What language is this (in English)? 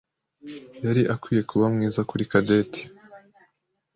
Kinyarwanda